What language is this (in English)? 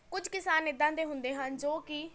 Punjabi